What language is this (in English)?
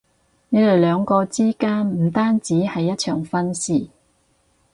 Cantonese